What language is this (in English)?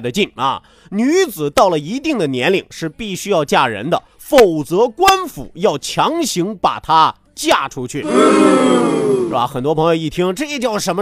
Chinese